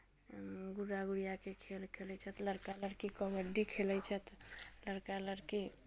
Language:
Maithili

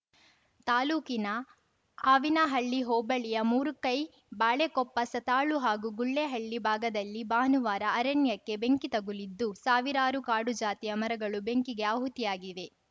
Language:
Kannada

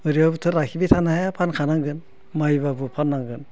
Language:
Bodo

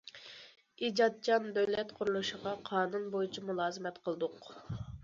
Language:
Uyghur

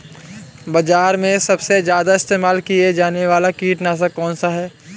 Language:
Hindi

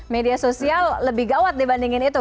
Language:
Indonesian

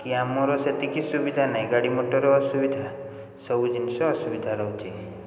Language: Odia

